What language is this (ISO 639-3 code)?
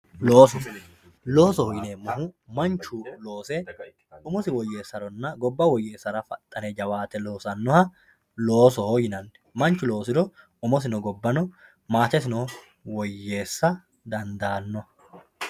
sid